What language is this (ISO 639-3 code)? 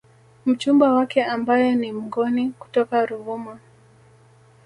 swa